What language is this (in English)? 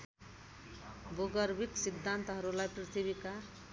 Nepali